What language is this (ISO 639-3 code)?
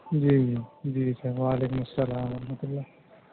urd